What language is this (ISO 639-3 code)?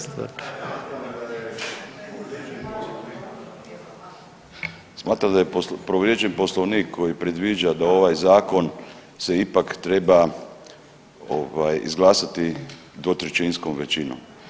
hrv